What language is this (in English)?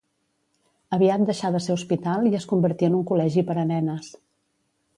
Catalan